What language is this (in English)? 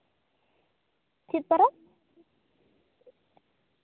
Santali